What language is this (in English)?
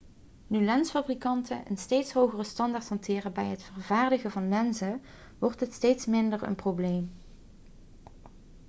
Dutch